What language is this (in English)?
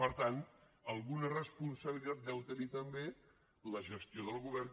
Catalan